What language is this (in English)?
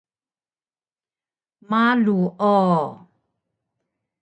Taroko